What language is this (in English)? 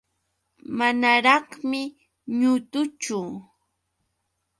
Yauyos Quechua